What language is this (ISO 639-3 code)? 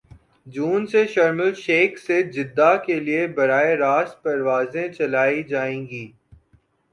urd